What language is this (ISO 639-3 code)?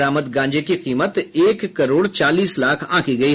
hin